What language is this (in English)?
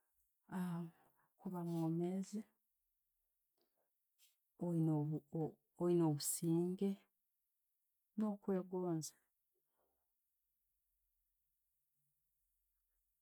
Tooro